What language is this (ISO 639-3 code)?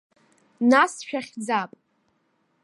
abk